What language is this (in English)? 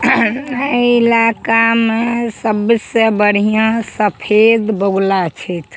Maithili